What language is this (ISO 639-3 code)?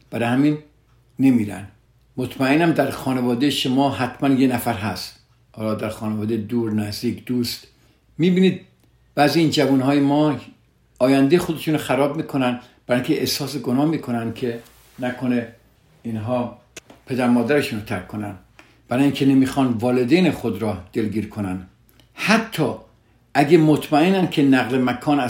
fas